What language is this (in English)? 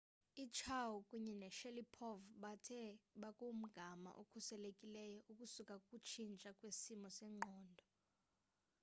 Xhosa